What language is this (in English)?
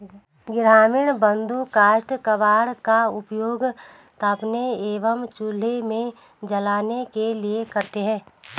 Hindi